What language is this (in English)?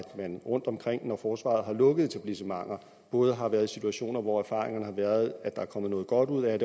Danish